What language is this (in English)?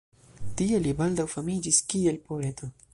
Esperanto